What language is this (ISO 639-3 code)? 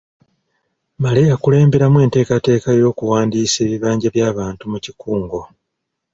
lug